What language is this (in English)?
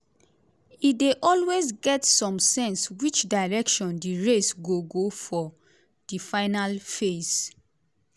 Nigerian Pidgin